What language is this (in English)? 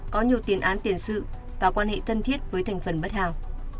Vietnamese